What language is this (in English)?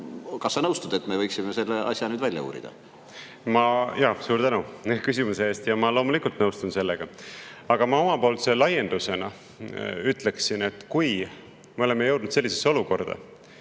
Estonian